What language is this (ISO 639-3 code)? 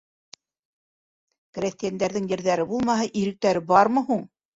bak